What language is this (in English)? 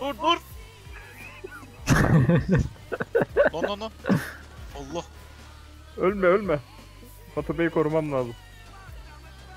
Turkish